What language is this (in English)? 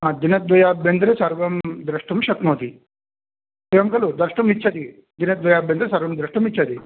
Sanskrit